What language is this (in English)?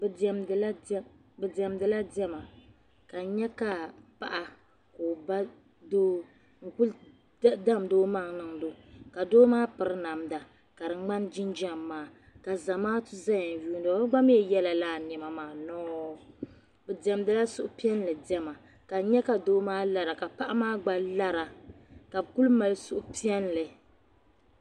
Dagbani